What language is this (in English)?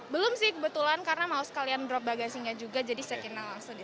Indonesian